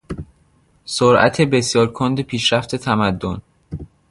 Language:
Persian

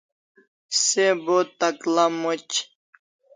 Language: Kalasha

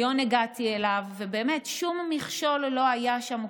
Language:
Hebrew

